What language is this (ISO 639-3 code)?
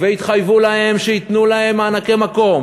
heb